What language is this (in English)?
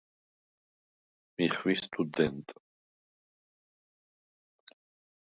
Svan